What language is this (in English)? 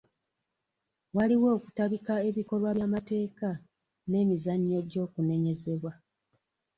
Ganda